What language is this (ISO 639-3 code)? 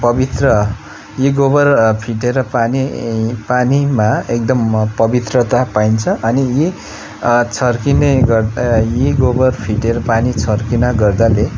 nep